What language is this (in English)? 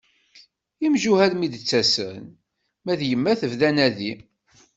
Kabyle